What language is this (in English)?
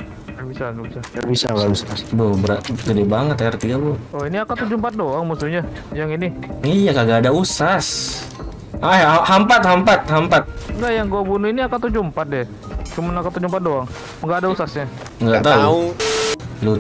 Indonesian